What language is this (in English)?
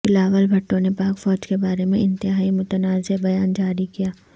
Urdu